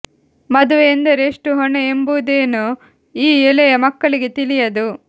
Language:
Kannada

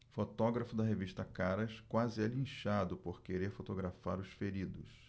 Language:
Portuguese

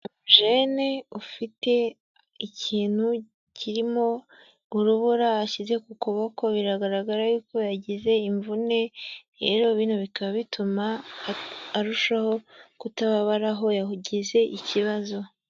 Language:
Kinyarwanda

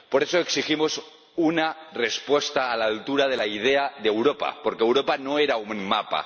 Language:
Spanish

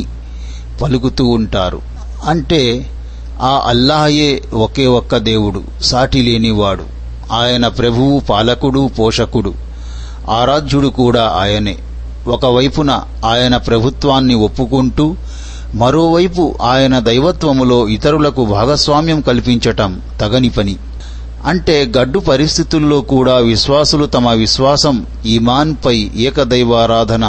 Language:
Telugu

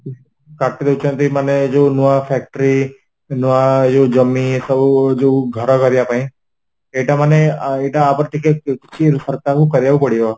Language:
Odia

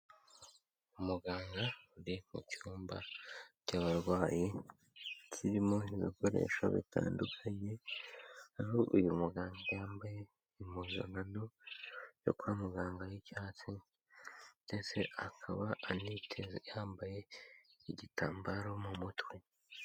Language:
Kinyarwanda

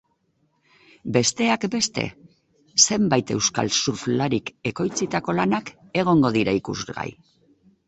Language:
Basque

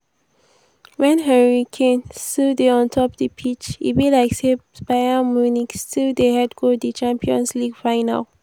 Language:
Nigerian Pidgin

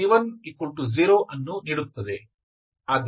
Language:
Kannada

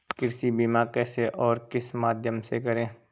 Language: Hindi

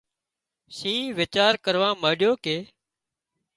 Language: Wadiyara Koli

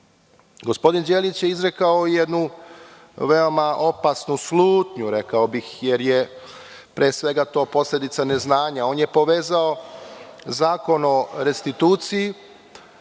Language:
Serbian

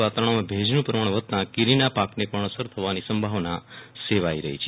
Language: Gujarati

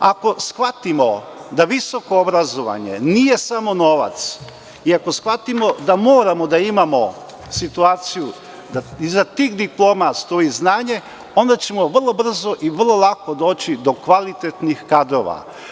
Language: Serbian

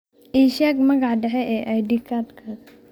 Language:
Somali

